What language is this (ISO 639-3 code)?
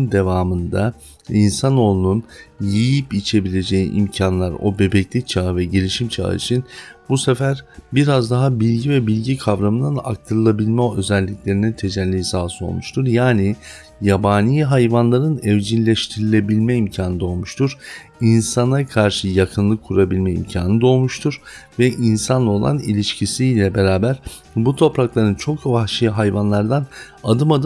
tur